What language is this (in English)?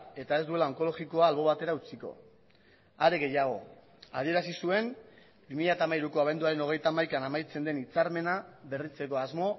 Basque